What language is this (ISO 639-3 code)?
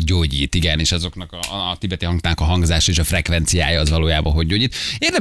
hun